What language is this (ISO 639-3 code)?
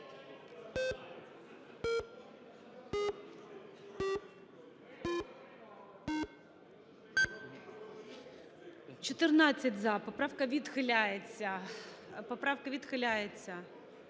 ukr